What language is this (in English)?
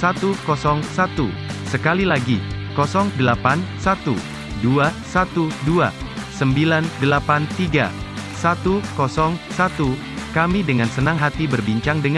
Indonesian